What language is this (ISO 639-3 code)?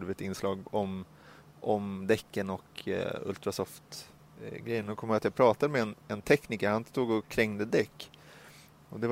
swe